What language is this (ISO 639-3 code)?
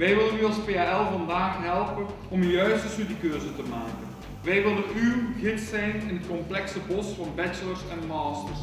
nld